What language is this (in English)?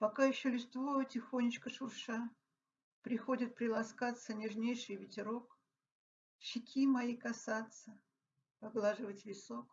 Russian